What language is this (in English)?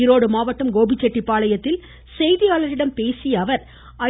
Tamil